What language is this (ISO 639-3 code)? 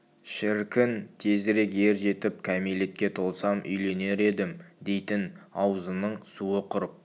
kaz